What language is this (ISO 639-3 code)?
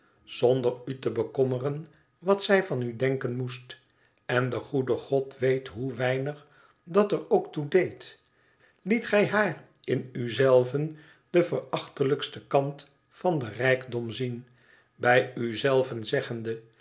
nld